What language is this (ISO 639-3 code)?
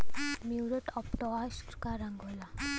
bho